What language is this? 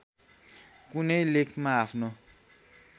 Nepali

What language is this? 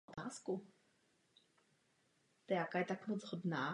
Czech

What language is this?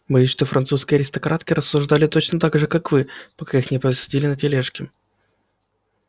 Russian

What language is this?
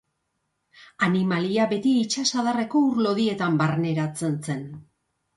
Basque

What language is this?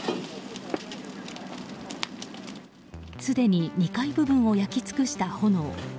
Japanese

